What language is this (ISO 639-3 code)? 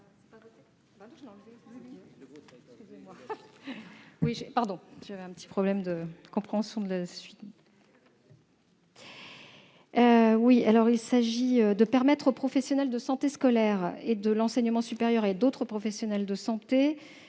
fra